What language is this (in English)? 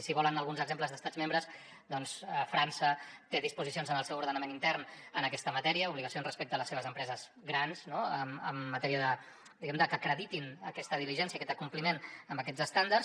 Catalan